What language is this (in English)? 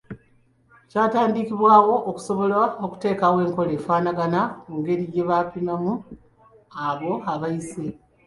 Ganda